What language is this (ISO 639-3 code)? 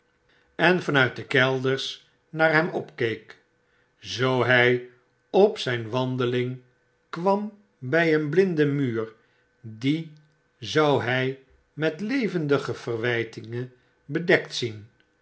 nld